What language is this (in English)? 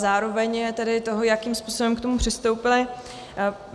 Czech